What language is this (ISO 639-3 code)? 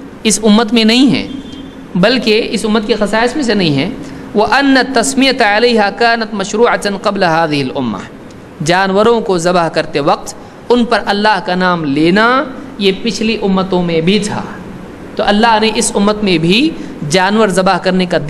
ita